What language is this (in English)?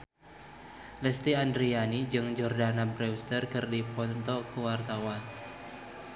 Sundanese